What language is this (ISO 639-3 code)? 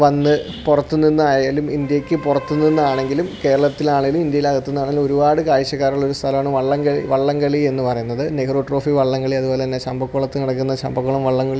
mal